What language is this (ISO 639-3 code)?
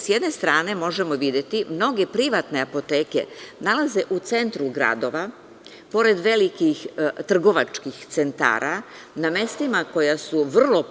srp